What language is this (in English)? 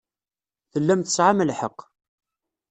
Kabyle